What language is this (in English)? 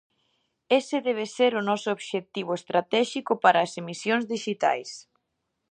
Galician